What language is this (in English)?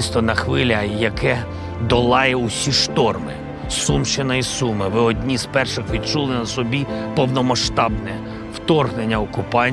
Ukrainian